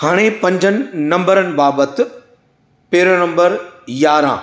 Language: Sindhi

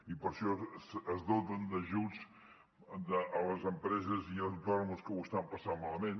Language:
Catalan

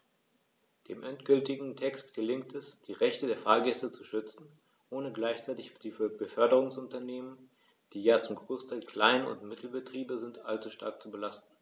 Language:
German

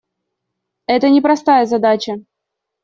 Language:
Russian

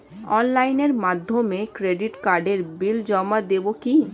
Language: Bangla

